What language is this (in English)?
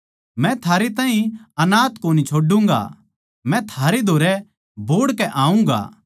Haryanvi